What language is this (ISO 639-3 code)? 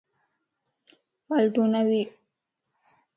lss